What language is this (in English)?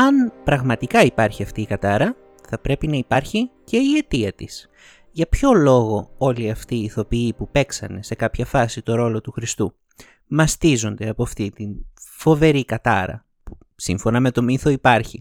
Greek